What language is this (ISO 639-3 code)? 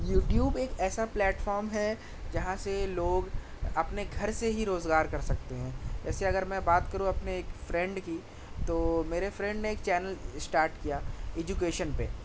urd